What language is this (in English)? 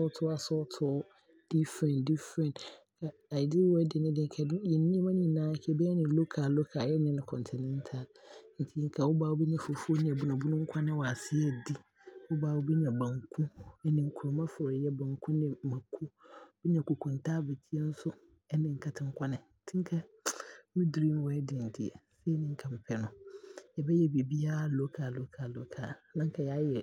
Abron